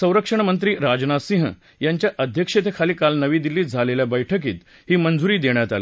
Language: Marathi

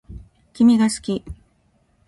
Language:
Japanese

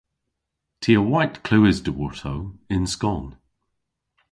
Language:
Cornish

